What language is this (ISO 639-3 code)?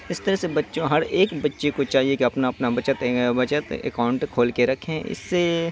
urd